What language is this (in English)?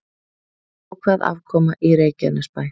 Icelandic